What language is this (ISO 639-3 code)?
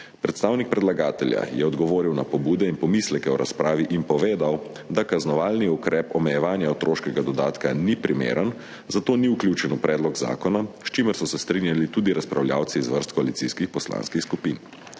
slv